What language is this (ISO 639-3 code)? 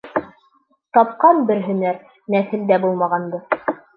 bak